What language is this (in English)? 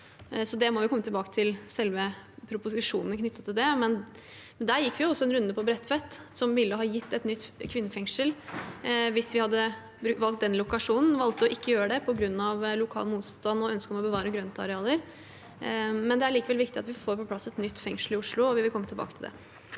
Norwegian